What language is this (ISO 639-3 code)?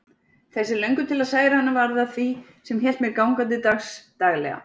isl